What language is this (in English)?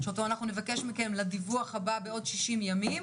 Hebrew